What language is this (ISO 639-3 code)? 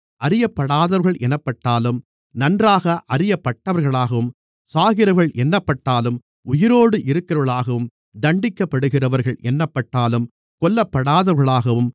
tam